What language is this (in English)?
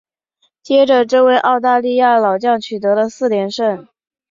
Chinese